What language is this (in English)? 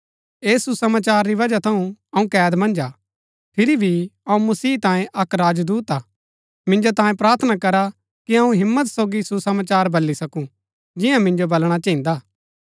Gaddi